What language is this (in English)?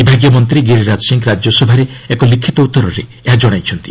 Odia